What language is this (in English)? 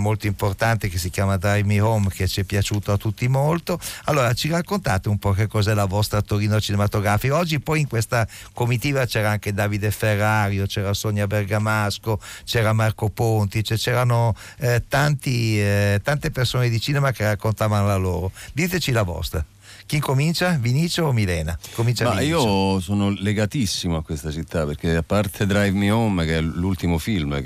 Italian